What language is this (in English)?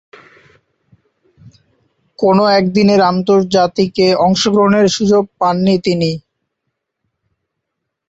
Bangla